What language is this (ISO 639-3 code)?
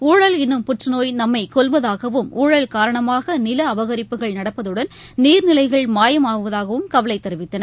tam